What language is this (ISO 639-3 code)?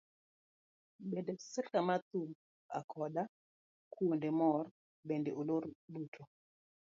luo